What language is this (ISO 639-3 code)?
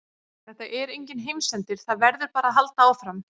isl